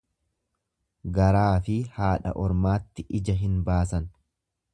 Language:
Oromo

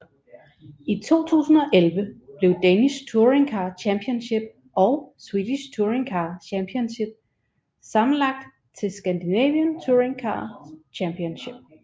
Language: Danish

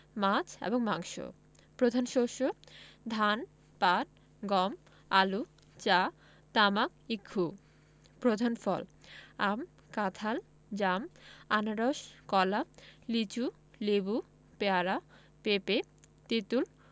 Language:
Bangla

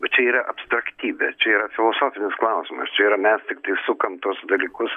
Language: Lithuanian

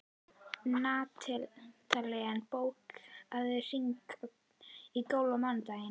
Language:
Icelandic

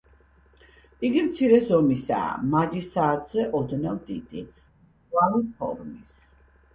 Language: Georgian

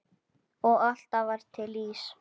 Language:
Icelandic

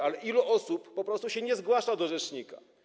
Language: Polish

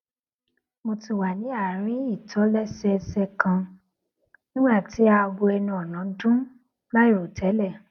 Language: Yoruba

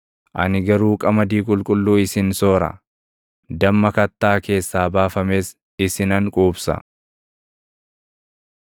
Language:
Oromo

